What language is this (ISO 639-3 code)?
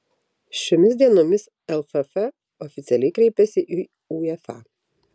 lit